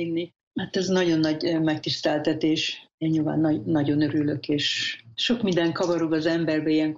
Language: Hungarian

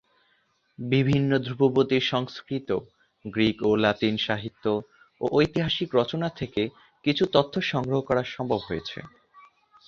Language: Bangla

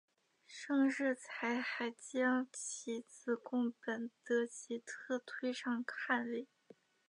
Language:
Chinese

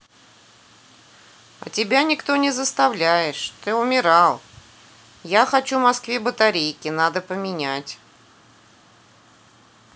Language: Russian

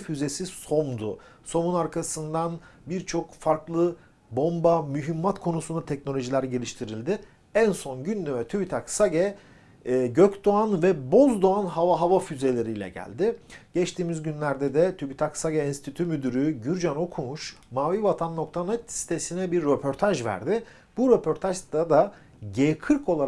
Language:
Turkish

